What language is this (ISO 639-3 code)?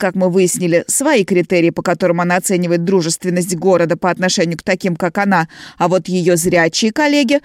rus